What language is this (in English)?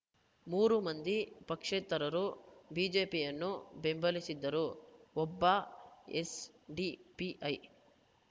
Kannada